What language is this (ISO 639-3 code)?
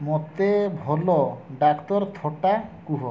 ori